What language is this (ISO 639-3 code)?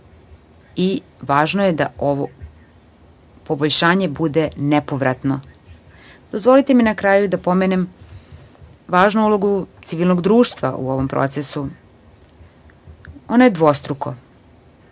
srp